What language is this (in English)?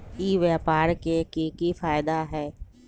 Magahi